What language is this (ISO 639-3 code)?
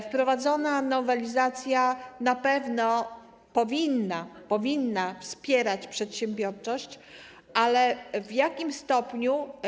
pol